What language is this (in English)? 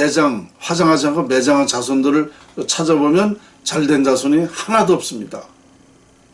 Korean